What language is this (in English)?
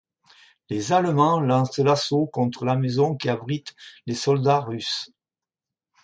French